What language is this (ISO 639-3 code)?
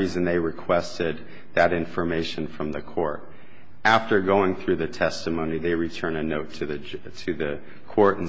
eng